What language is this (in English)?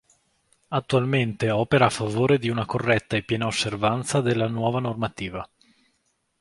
Italian